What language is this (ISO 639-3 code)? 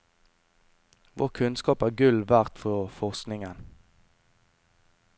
nor